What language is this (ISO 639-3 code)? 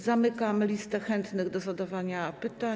pol